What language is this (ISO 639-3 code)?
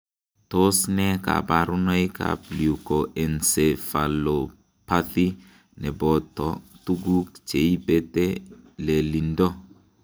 kln